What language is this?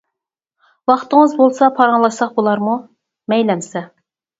Uyghur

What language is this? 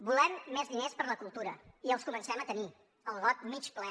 Catalan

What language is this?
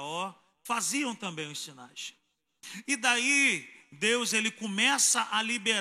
Portuguese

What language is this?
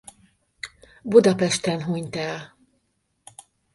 Hungarian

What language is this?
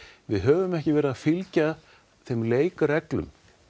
Icelandic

